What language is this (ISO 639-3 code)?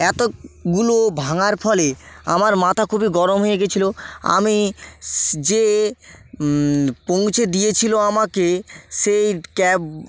ben